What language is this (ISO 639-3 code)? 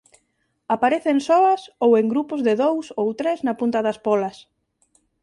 glg